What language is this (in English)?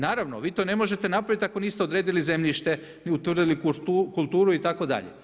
Croatian